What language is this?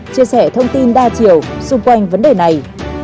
Vietnamese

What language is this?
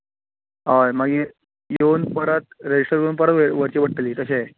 Konkani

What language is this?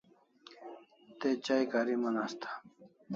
Kalasha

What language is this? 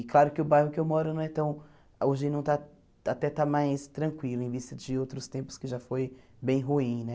Portuguese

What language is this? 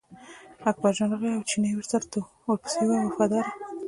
Pashto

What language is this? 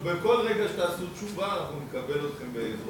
Hebrew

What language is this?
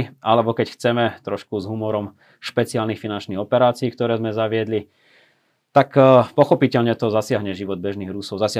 Slovak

